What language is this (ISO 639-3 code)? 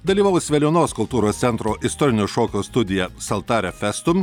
lit